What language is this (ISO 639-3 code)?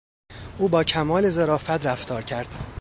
fas